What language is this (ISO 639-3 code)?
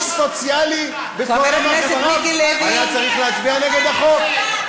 heb